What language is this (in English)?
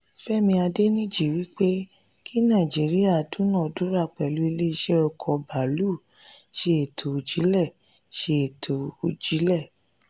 Yoruba